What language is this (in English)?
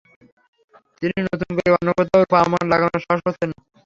Bangla